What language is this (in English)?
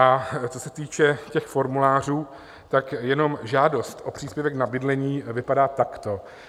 Czech